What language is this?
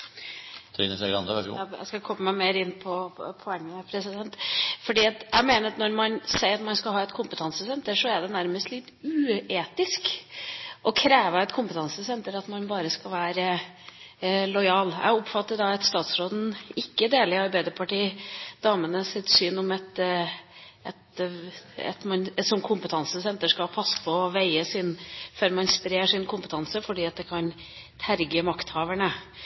Norwegian Bokmål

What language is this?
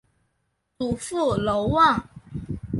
Chinese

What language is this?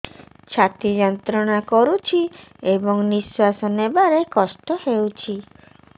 Odia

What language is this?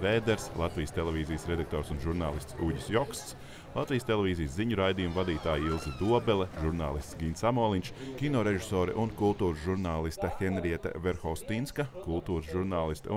Latvian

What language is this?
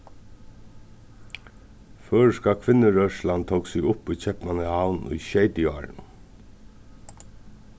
Faroese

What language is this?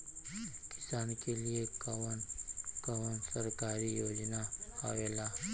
Bhojpuri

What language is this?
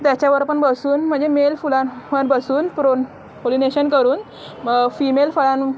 Marathi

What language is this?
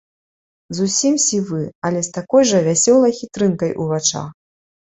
Belarusian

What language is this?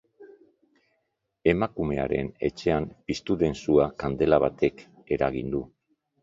Basque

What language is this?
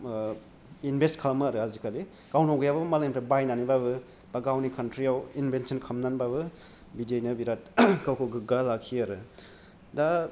Bodo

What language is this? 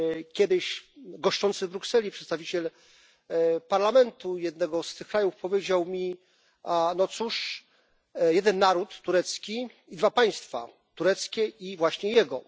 Polish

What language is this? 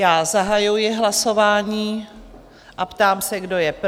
Czech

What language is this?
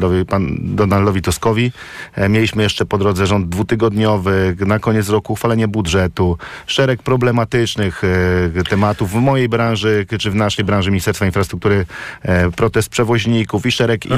Polish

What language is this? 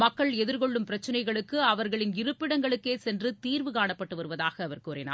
Tamil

